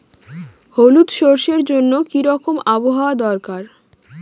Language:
Bangla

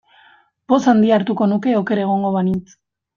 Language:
Basque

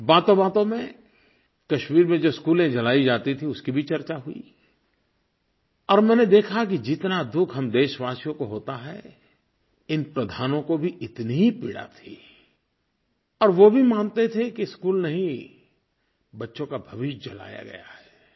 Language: Hindi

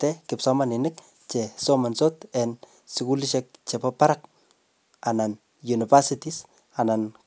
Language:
Kalenjin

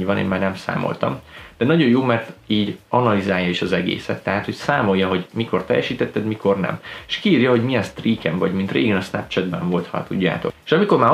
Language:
Hungarian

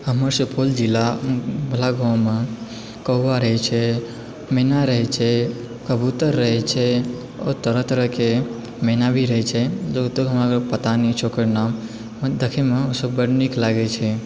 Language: Maithili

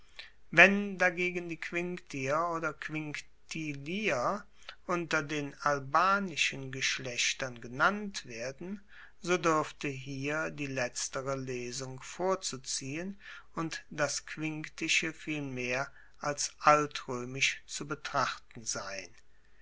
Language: German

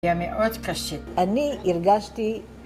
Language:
Hebrew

